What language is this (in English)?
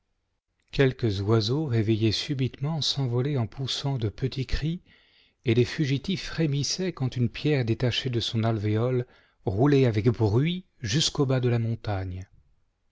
French